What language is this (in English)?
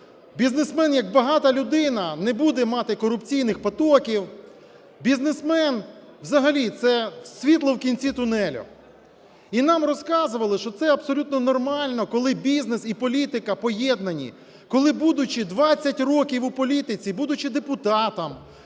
Ukrainian